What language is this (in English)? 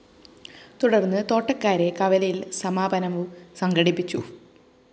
Malayalam